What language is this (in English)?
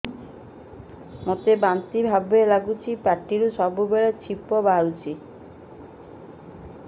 Odia